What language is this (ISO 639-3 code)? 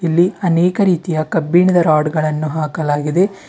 kan